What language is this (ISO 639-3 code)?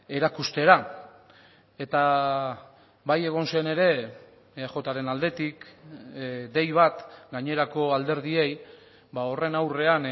eus